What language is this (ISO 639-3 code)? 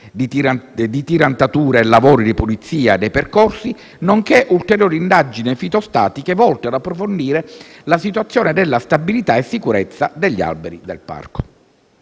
ita